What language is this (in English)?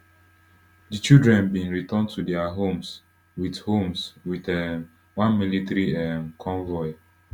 Nigerian Pidgin